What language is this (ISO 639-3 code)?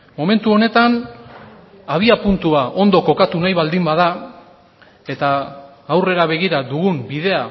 eus